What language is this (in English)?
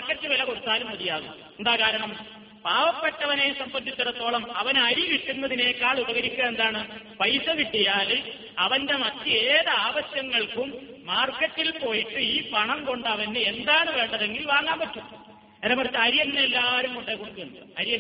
Malayalam